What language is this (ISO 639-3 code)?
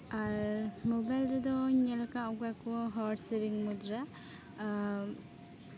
sat